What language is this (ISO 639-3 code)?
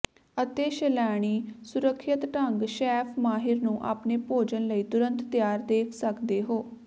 pan